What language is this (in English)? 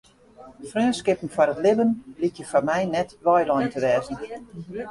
Western Frisian